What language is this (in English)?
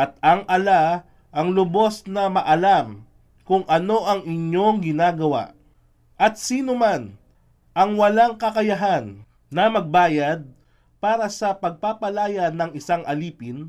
Filipino